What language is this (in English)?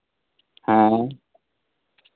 Santali